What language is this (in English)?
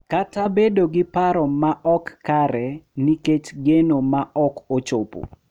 Luo (Kenya and Tanzania)